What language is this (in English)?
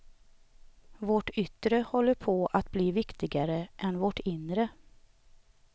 Swedish